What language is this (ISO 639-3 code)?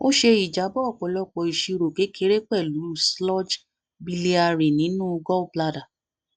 yor